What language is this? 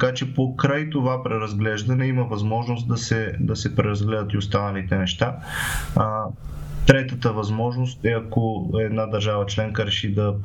Bulgarian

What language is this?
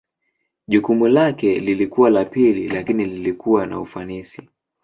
Swahili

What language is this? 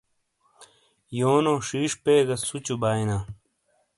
Shina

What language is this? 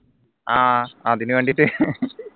Malayalam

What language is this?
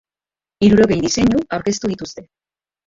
Basque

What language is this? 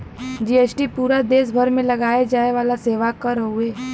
Bhojpuri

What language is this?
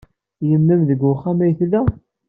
Kabyle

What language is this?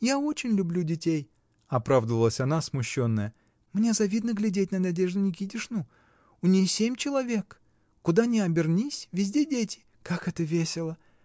Russian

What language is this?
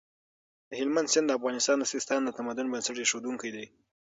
Pashto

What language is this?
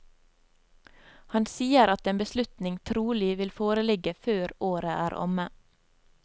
Norwegian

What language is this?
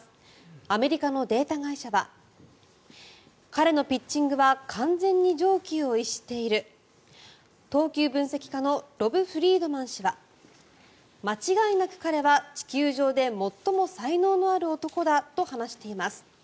Japanese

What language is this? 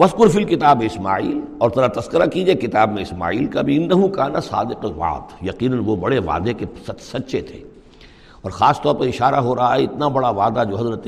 Urdu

